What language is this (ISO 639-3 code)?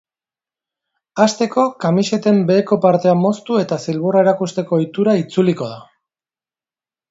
eus